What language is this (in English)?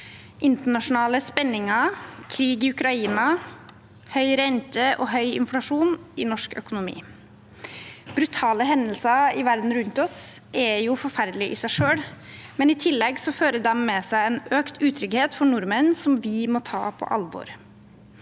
Norwegian